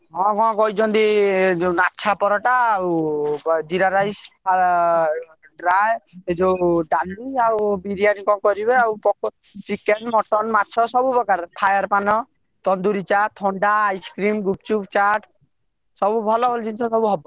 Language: Odia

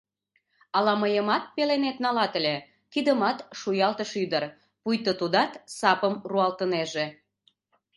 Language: Mari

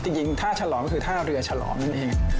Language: Thai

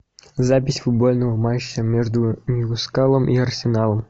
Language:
Russian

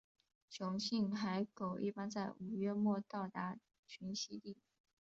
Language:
Chinese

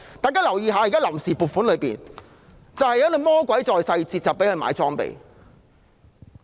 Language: Cantonese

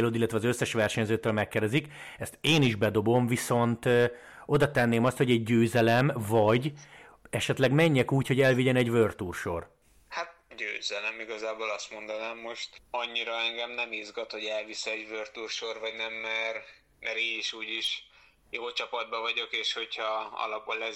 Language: Hungarian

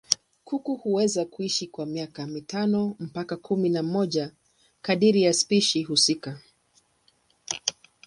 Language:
Swahili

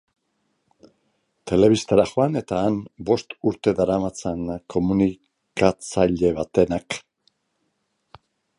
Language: Basque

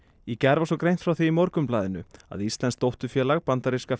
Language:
Icelandic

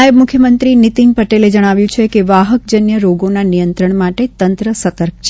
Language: Gujarati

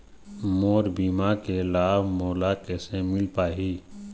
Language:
Chhattisgarhi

